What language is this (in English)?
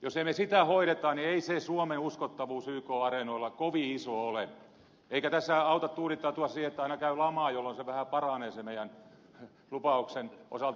Finnish